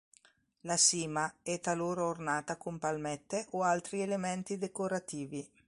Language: Italian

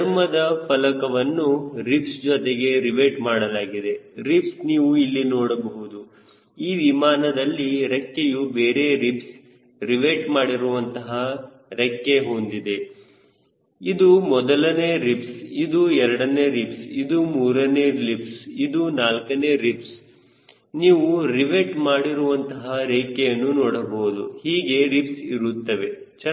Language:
Kannada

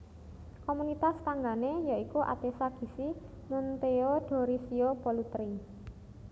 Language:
Javanese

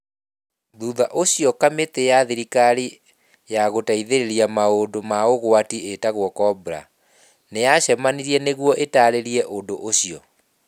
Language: Kikuyu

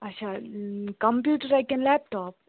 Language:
Kashmiri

